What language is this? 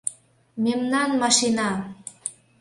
Mari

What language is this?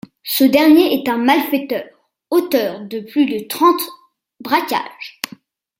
French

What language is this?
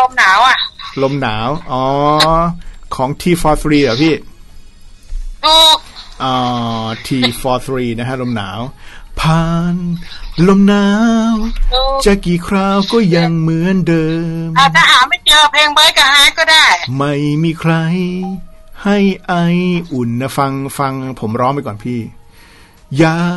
Thai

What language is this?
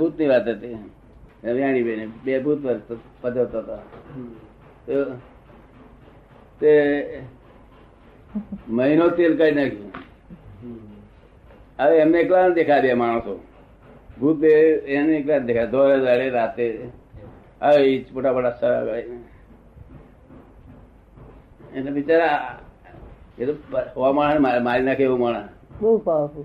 Gujarati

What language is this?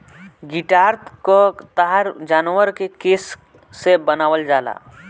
Bhojpuri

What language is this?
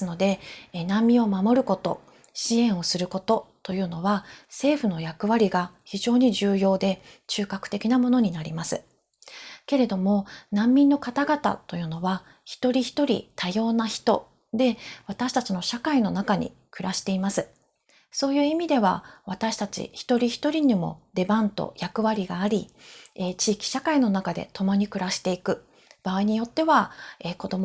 Japanese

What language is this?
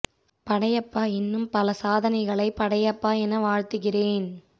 Tamil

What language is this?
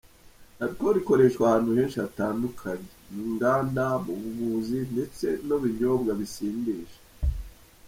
Kinyarwanda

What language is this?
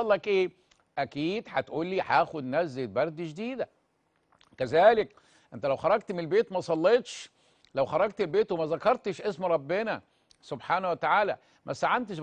Arabic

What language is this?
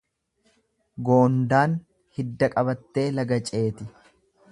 Oromo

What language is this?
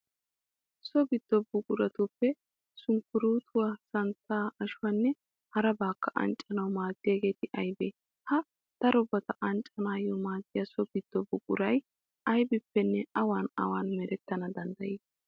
Wolaytta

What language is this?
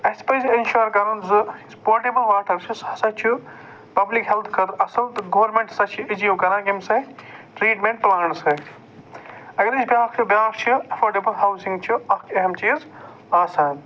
Kashmiri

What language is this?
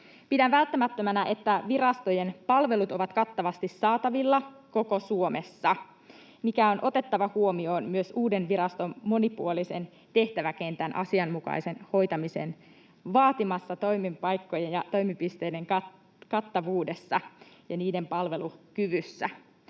Finnish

